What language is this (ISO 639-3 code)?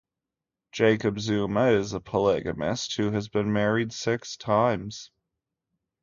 eng